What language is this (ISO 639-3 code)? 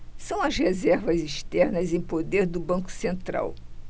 por